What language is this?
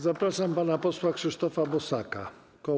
Polish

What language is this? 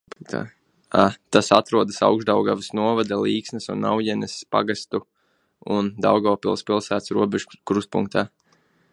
Latvian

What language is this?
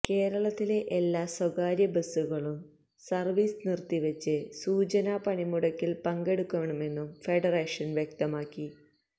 Malayalam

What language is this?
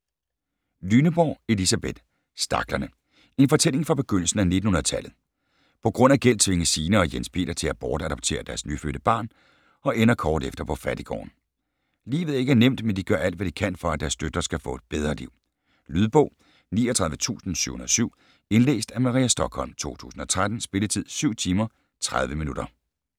Danish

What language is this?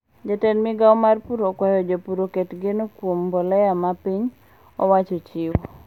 Luo (Kenya and Tanzania)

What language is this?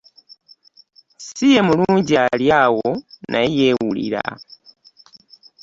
Ganda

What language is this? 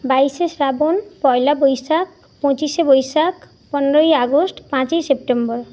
Bangla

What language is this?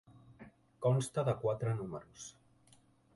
Catalan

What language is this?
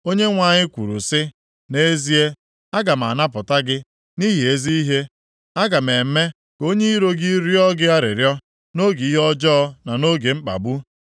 Igbo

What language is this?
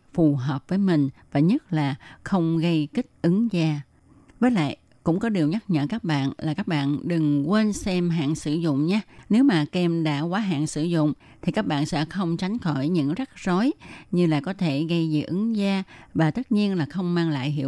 Vietnamese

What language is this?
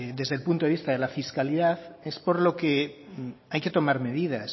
Spanish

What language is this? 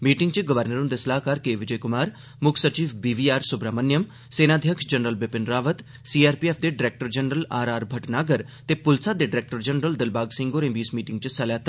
Dogri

